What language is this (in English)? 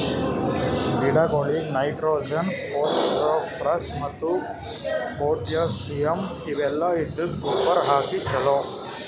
Kannada